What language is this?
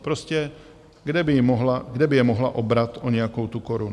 Czech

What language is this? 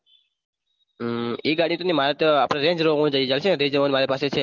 Gujarati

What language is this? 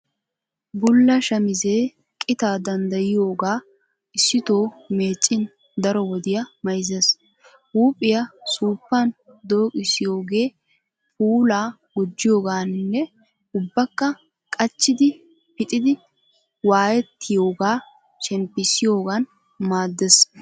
Wolaytta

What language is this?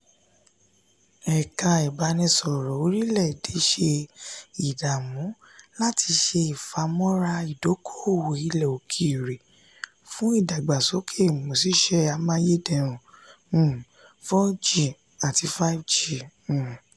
Yoruba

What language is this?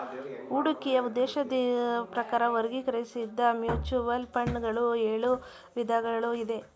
Kannada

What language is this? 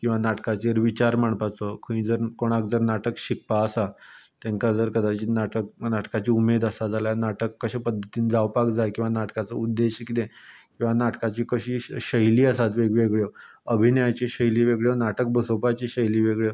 Konkani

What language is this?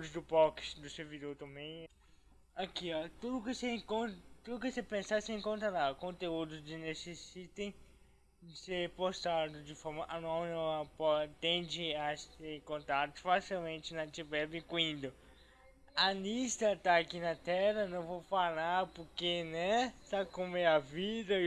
Portuguese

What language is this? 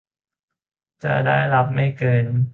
Thai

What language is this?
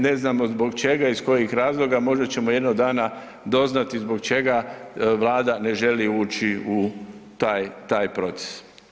Croatian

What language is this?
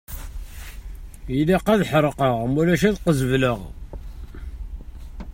Kabyle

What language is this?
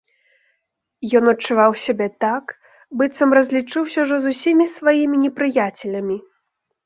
Belarusian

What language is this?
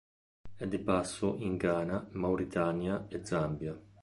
Italian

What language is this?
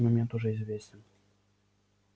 Russian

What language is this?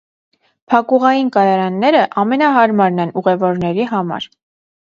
Armenian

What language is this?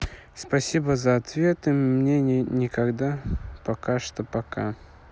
Russian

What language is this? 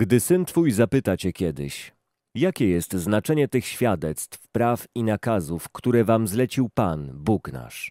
Polish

